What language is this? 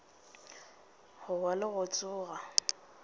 Northern Sotho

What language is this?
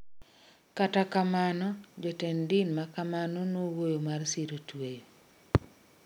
Luo (Kenya and Tanzania)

